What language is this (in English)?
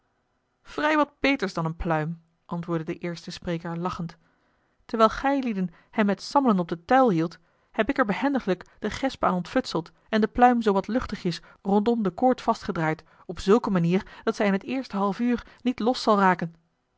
Dutch